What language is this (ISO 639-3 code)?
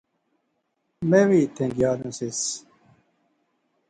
phr